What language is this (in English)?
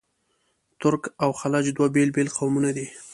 Pashto